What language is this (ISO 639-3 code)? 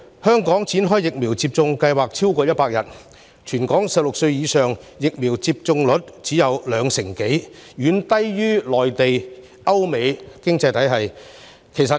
yue